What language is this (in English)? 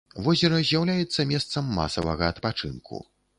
Belarusian